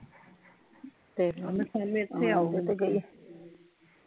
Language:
Punjabi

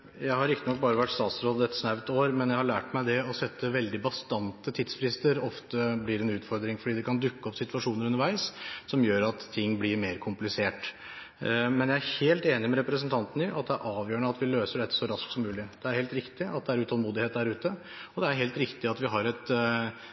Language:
Norwegian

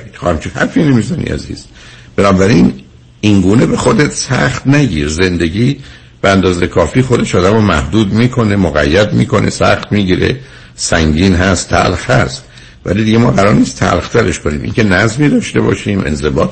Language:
Persian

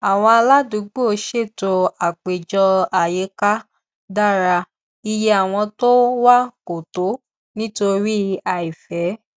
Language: Yoruba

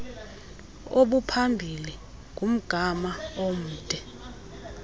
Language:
Xhosa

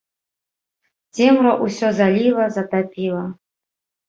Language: Belarusian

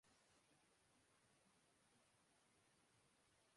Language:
Urdu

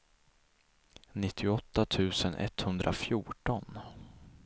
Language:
Swedish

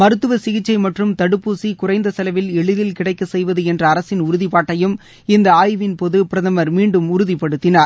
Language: Tamil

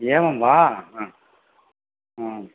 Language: Sanskrit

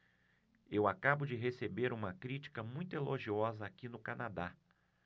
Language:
Portuguese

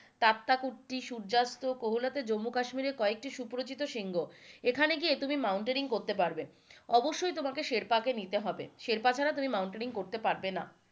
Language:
Bangla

